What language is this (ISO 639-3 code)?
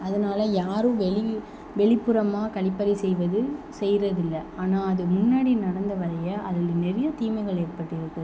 tam